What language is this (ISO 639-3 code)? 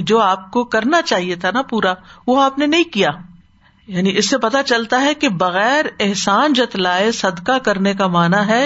urd